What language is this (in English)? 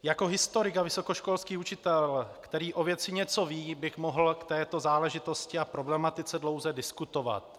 Czech